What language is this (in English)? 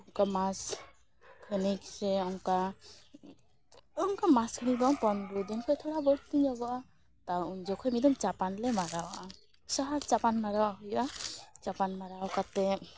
Santali